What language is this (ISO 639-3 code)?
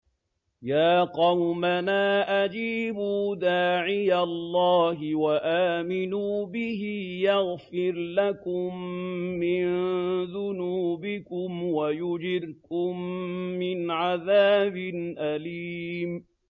ara